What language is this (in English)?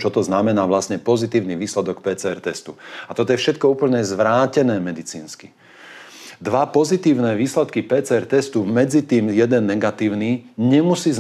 Slovak